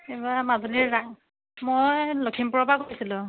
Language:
Assamese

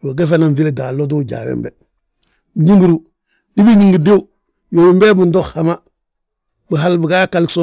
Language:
Balanta-Ganja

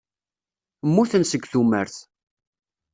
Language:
Kabyle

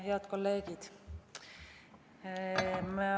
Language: Estonian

